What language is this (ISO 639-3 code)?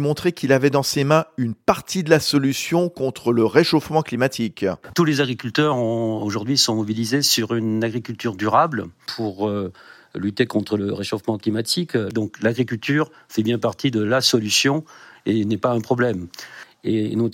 fra